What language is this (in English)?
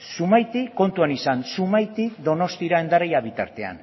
Basque